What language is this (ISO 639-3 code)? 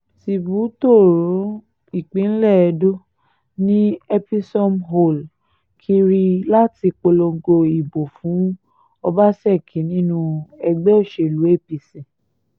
yor